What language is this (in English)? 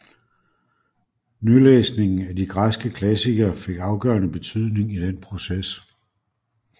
Danish